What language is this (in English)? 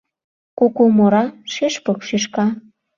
Mari